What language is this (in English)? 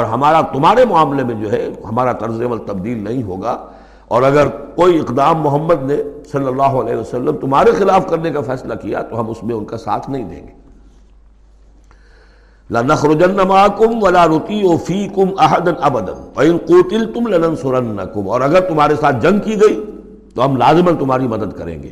Urdu